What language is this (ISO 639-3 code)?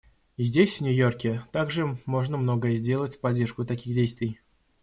rus